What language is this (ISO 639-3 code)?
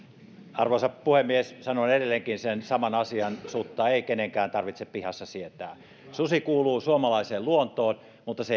fin